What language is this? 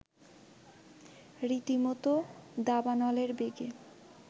Bangla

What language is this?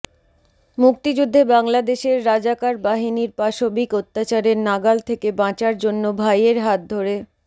Bangla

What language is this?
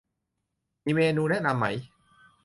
Thai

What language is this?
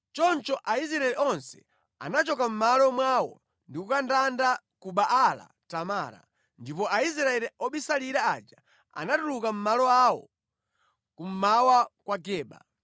Nyanja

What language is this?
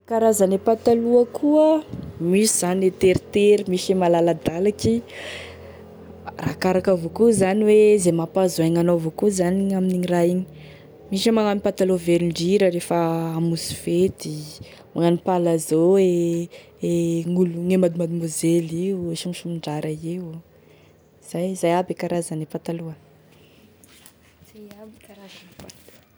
Tesaka Malagasy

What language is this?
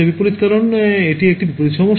Bangla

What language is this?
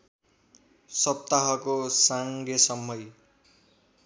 Nepali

